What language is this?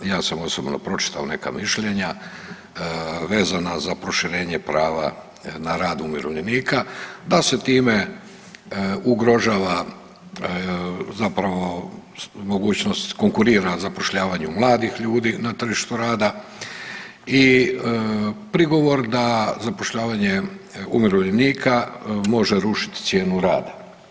Croatian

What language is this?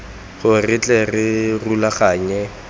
Tswana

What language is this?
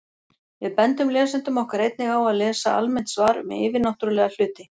Icelandic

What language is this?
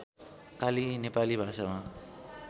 Nepali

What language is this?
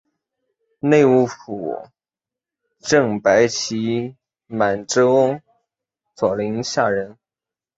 Chinese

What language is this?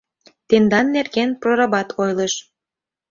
Mari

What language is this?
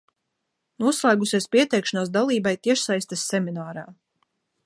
Latvian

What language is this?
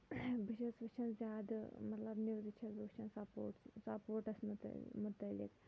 Kashmiri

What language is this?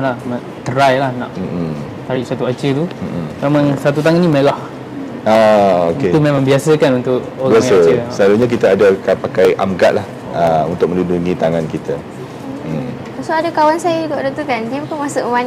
Malay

